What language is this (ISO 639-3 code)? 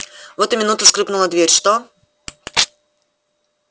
rus